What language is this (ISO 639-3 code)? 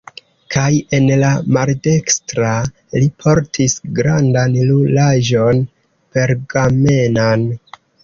epo